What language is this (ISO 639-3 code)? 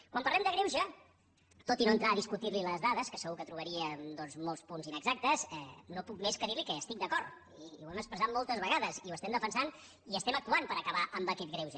cat